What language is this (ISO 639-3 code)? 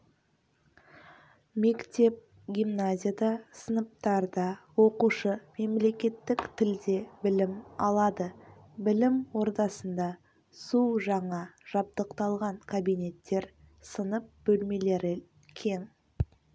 kaz